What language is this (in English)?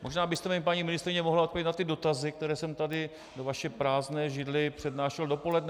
Czech